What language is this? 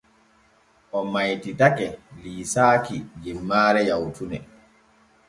Borgu Fulfulde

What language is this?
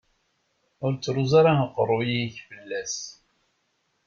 Kabyle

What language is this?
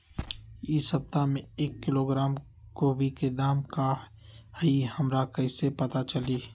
Magahi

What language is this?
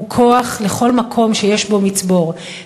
Hebrew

